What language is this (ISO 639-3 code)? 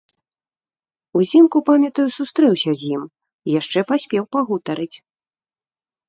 bel